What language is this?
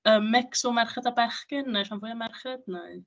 Welsh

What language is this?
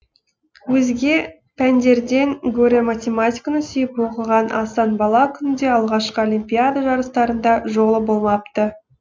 Kazakh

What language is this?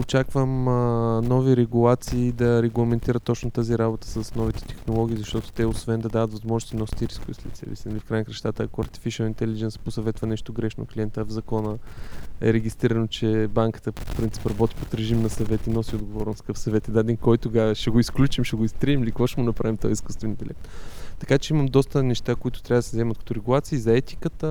Bulgarian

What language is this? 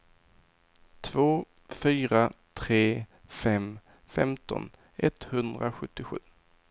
Swedish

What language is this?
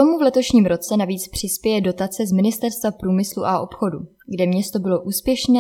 Czech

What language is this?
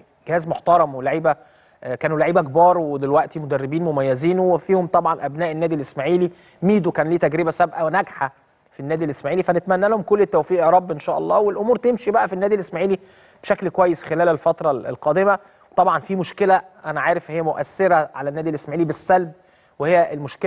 Arabic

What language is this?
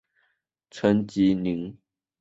Chinese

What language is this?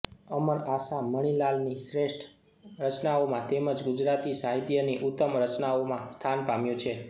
Gujarati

